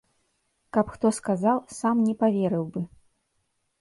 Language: Belarusian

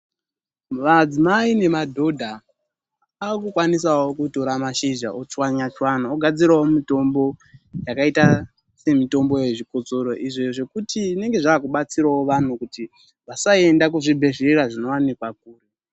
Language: Ndau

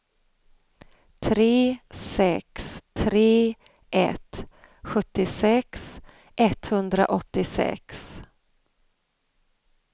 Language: Swedish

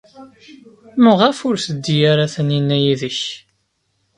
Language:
Kabyle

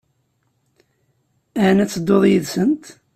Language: Kabyle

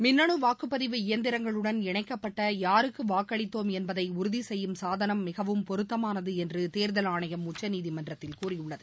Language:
Tamil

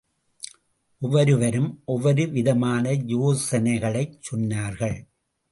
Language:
Tamil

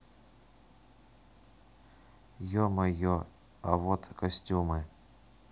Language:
Russian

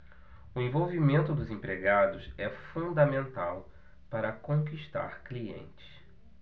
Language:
Portuguese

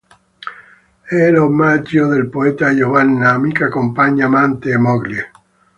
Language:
Italian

